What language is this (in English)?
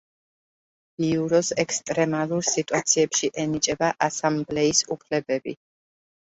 Georgian